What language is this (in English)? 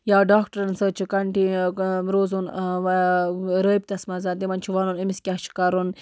Kashmiri